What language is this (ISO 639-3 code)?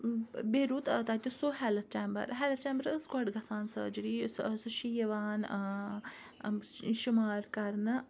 kas